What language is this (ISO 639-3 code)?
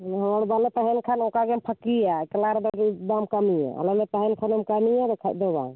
sat